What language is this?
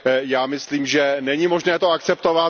Czech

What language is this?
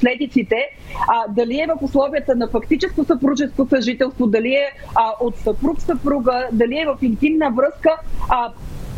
Bulgarian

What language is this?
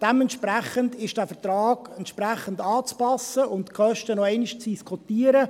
Swiss German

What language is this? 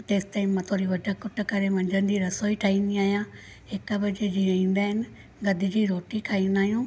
Sindhi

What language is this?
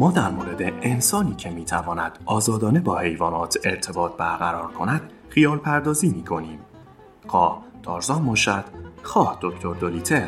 Persian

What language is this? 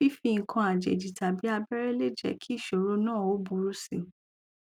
Yoruba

